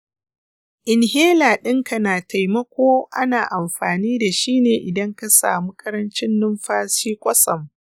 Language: Hausa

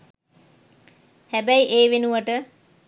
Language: Sinhala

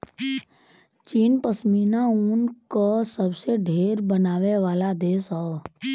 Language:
Bhojpuri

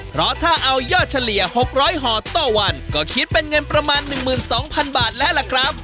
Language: Thai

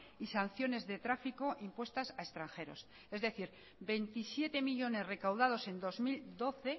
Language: Spanish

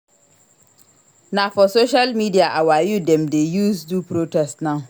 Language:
Nigerian Pidgin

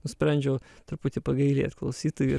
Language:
Lithuanian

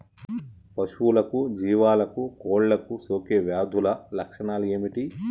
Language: Telugu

